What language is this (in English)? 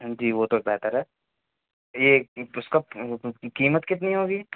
Urdu